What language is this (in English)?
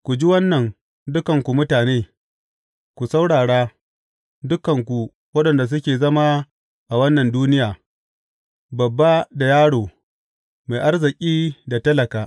Hausa